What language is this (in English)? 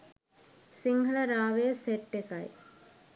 Sinhala